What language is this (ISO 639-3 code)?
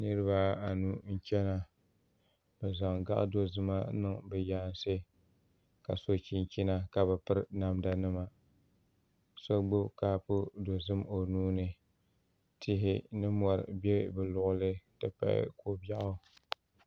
dag